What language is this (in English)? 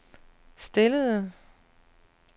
Danish